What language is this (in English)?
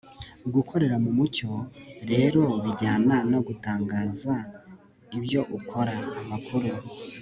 Kinyarwanda